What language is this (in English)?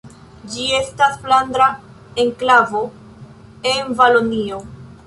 Esperanto